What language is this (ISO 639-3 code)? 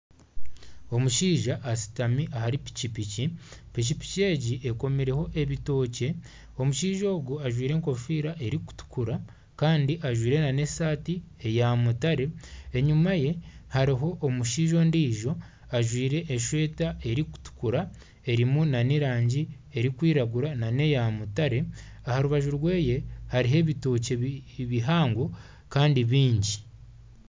nyn